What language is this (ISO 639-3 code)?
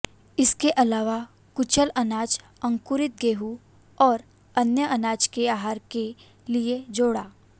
hin